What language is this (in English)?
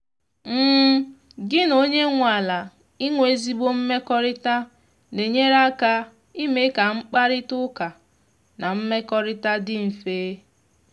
Igbo